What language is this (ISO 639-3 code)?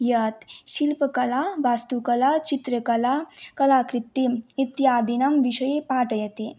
san